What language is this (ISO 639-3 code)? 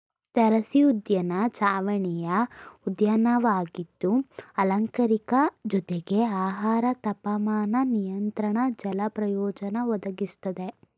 kan